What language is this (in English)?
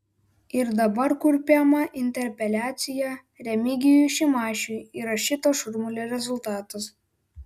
Lithuanian